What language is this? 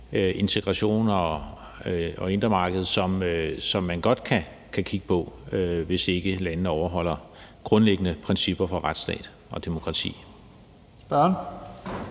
Danish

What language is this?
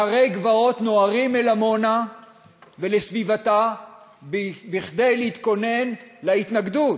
Hebrew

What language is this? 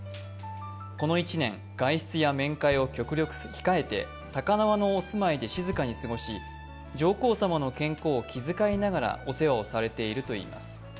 Japanese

